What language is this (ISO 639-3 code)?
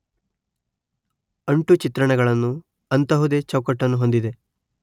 kan